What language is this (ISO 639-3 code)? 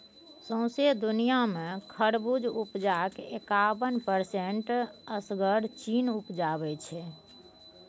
mai